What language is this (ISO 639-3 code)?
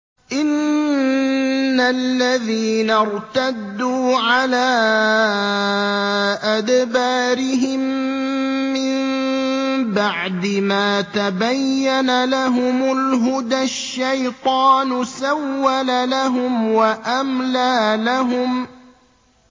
ara